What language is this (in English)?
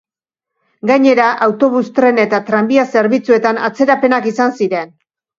Basque